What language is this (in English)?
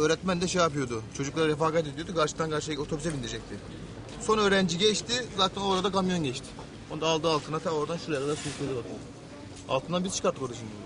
Turkish